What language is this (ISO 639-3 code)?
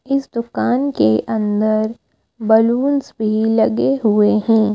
hin